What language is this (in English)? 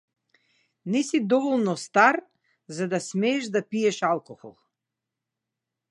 Macedonian